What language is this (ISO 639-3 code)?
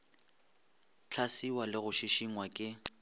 nso